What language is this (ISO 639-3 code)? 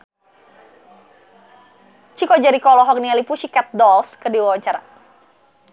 sun